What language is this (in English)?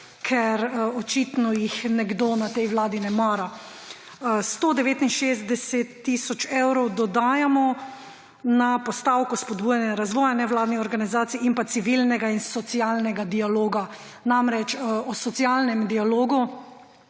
Slovenian